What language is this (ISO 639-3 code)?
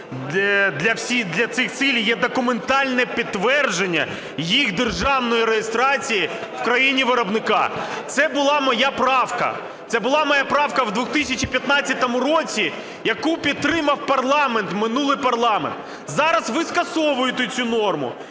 ukr